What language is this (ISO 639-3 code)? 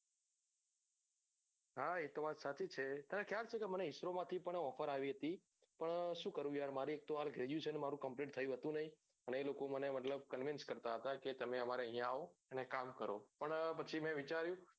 guj